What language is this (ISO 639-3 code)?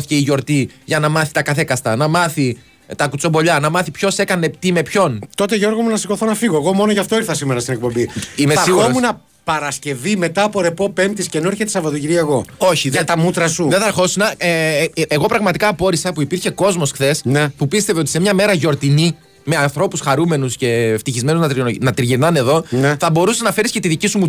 ell